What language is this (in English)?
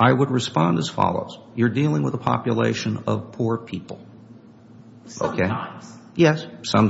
English